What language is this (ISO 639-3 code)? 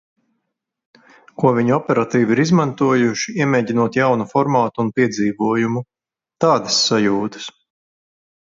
lav